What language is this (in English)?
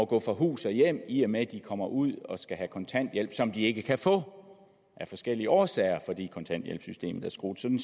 Danish